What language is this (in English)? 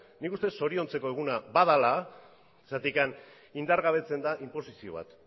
Basque